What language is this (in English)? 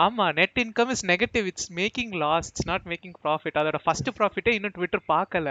Tamil